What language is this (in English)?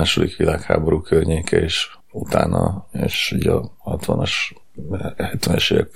Hungarian